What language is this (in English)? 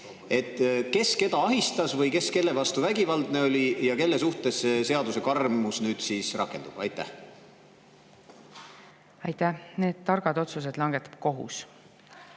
Estonian